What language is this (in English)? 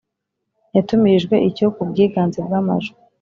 Kinyarwanda